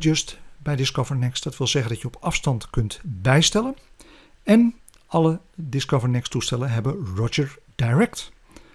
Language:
Dutch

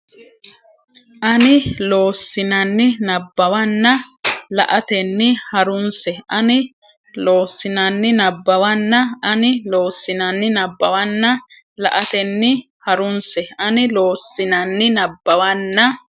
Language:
Sidamo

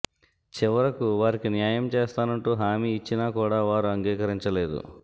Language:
Telugu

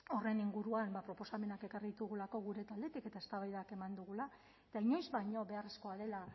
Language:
Basque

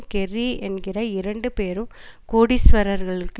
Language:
Tamil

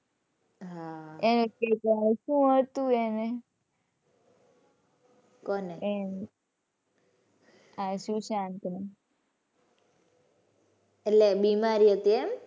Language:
Gujarati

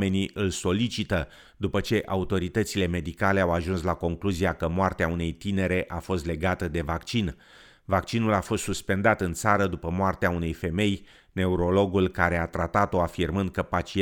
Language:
Romanian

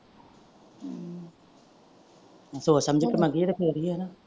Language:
Punjabi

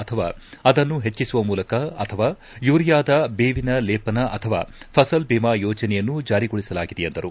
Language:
Kannada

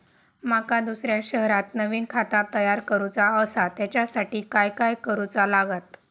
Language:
Marathi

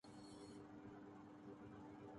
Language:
Urdu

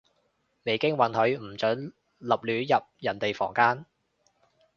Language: Cantonese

